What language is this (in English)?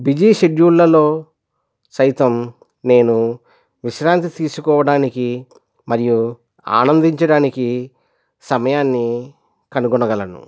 Telugu